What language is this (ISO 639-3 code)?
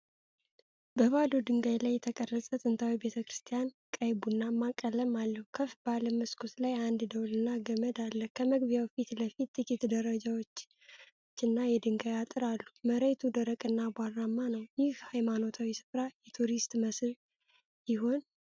amh